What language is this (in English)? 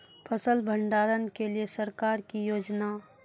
Maithili